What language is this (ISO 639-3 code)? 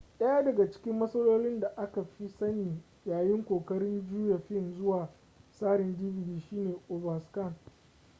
hau